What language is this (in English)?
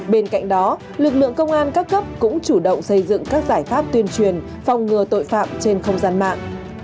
Vietnamese